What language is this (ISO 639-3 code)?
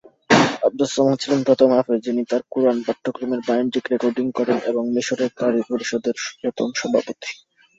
ben